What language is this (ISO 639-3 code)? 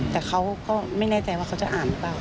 tha